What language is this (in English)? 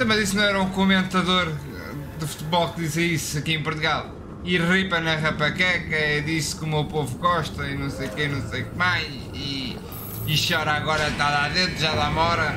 Portuguese